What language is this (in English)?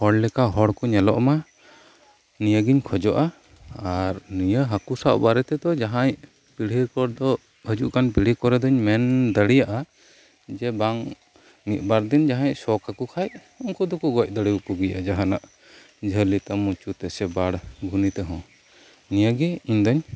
Santali